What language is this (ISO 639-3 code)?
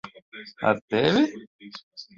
lav